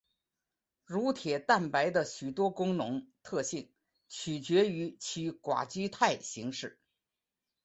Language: Chinese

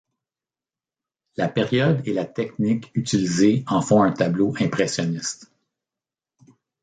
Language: French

